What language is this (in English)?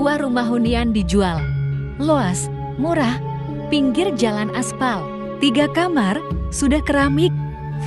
Indonesian